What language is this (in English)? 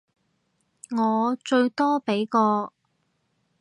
Cantonese